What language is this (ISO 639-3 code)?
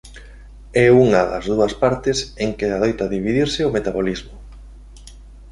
glg